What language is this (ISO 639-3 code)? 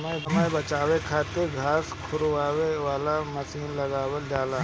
bho